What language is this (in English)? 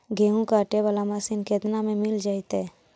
Magahi